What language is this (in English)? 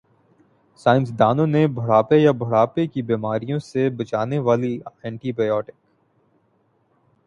Urdu